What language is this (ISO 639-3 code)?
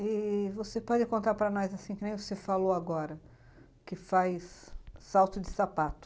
por